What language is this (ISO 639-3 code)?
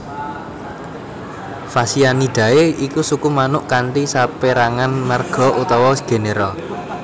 jav